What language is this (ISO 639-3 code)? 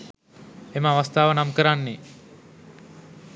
sin